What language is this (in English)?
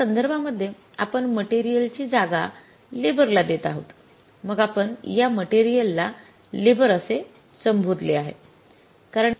Marathi